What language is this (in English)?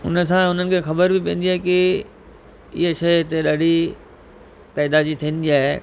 Sindhi